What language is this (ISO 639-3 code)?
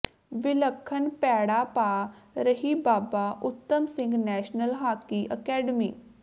pan